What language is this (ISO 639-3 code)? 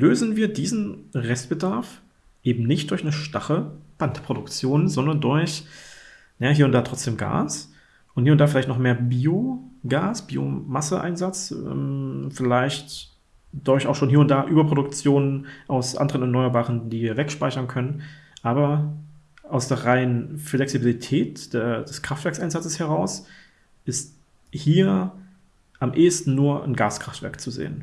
deu